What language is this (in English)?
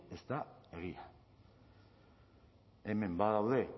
Basque